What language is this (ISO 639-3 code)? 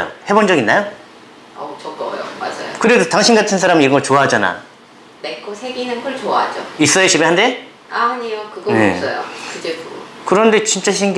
kor